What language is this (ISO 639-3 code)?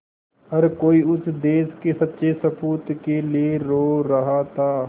hin